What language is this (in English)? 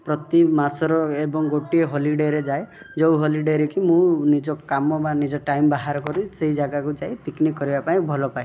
Odia